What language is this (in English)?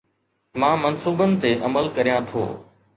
Sindhi